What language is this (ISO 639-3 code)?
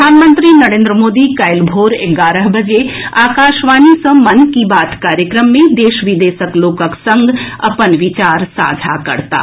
mai